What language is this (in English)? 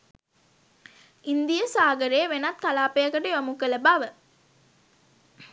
Sinhala